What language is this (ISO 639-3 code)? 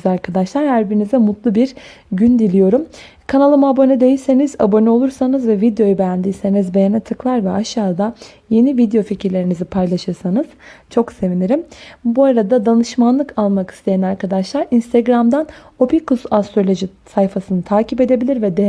tur